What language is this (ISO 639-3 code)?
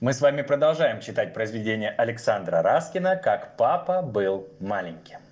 rus